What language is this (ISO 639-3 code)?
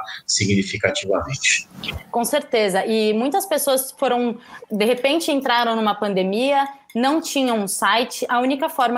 por